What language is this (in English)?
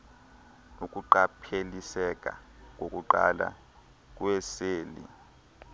Xhosa